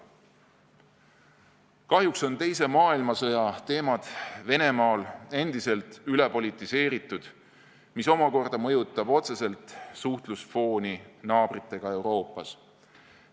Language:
Estonian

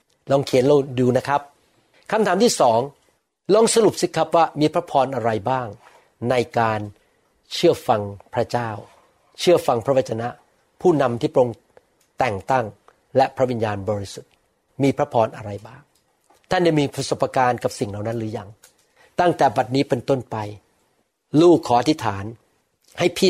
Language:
Thai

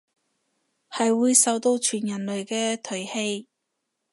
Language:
Cantonese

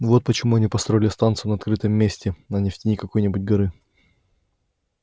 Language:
Russian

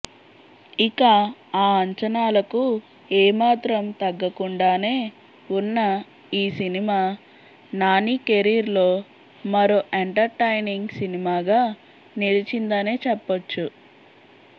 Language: Telugu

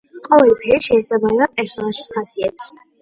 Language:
Georgian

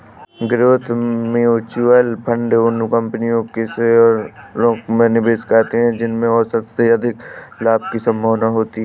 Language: Hindi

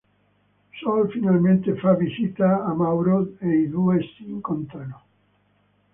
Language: Italian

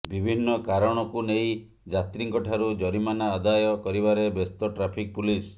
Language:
Odia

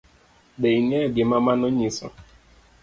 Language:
Luo (Kenya and Tanzania)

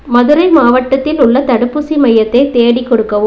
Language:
Tamil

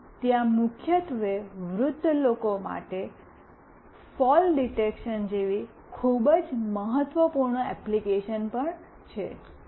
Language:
Gujarati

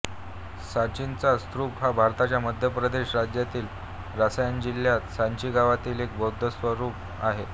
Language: Marathi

